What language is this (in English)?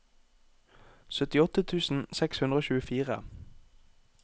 Norwegian